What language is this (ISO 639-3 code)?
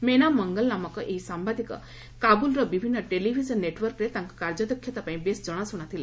ori